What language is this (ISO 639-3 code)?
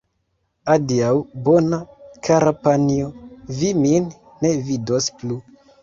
epo